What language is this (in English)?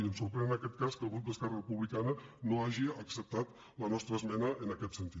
Catalan